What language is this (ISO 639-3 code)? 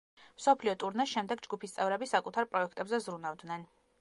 kat